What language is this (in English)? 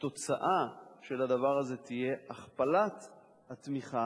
Hebrew